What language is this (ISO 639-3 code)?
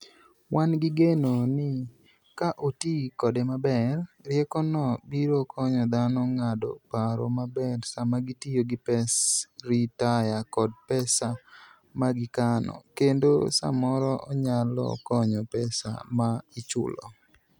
luo